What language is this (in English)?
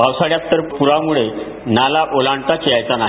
Marathi